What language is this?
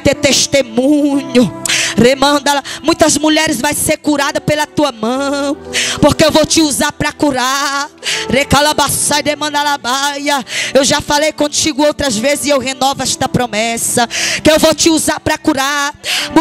Portuguese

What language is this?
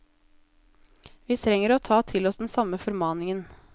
Norwegian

